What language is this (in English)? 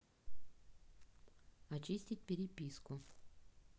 Russian